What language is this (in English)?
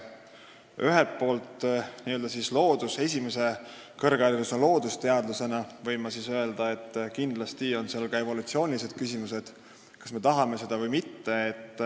Estonian